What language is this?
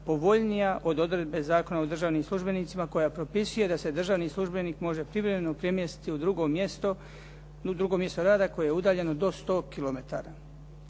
Croatian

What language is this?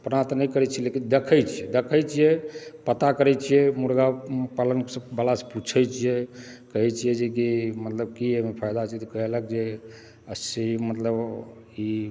Maithili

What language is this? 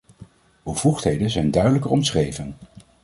Dutch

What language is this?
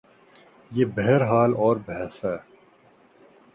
Urdu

